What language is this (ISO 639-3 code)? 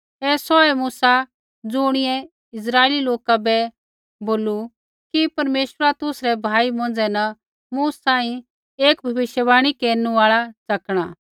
kfx